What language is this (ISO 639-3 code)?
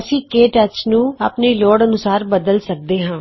pan